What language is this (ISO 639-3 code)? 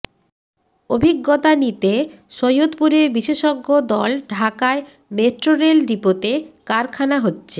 ben